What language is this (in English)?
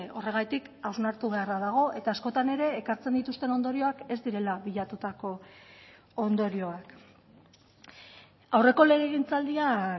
Basque